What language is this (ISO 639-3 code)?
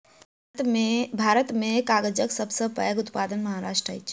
mai